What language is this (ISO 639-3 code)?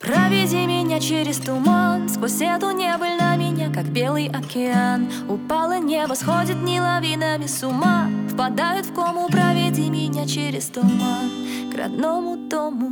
rus